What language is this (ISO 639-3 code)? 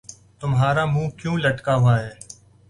urd